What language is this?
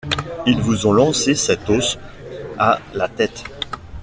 French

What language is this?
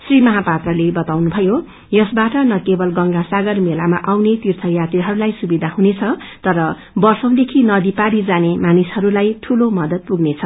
Nepali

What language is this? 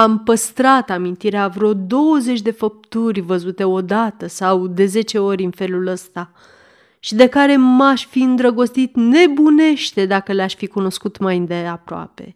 Romanian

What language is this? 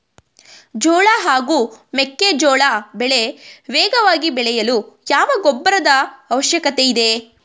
Kannada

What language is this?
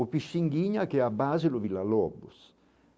Portuguese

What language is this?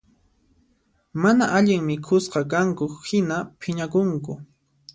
Puno Quechua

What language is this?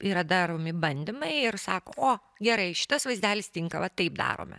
Lithuanian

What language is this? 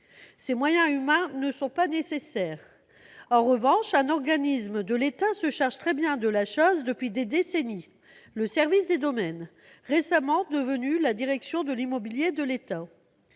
French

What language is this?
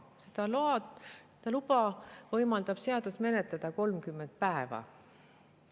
Estonian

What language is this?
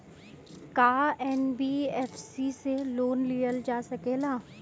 Bhojpuri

